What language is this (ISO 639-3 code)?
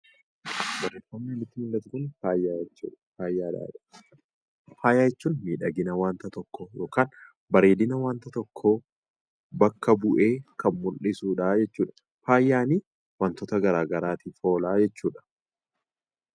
orm